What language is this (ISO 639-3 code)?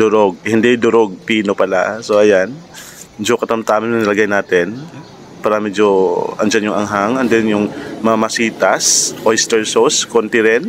fil